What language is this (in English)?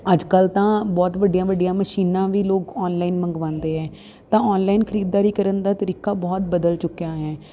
Punjabi